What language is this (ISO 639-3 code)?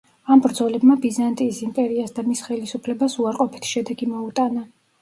kat